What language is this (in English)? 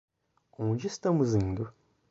Portuguese